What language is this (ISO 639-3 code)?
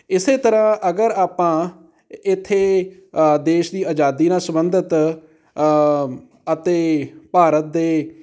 pan